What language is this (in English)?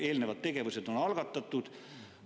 Estonian